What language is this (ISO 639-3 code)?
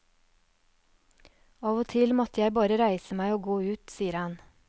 nor